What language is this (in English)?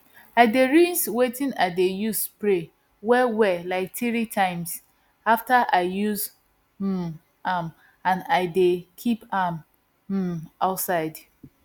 Nigerian Pidgin